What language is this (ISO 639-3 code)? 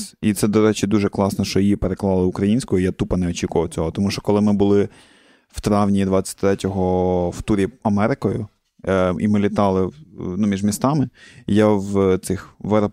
ukr